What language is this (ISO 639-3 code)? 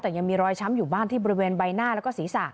tha